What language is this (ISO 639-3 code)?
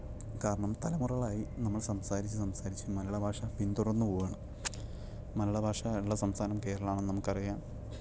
mal